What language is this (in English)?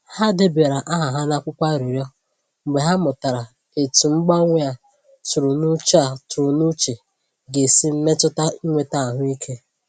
Igbo